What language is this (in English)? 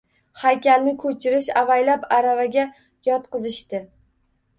Uzbek